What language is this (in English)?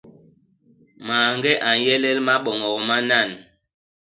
Basaa